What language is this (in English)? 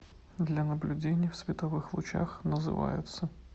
Russian